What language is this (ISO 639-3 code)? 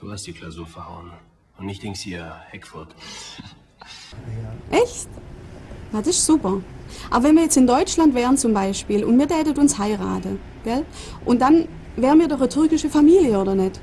deu